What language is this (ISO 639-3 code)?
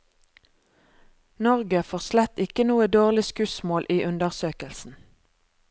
nor